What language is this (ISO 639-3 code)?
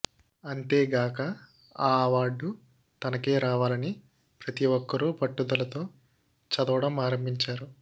tel